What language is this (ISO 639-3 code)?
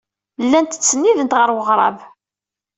kab